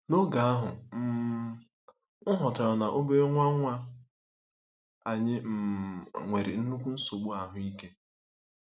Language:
Igbo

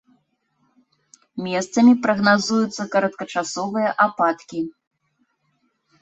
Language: Belarusian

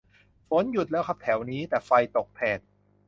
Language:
Thai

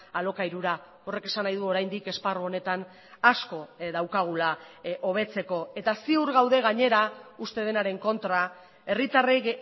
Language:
Basque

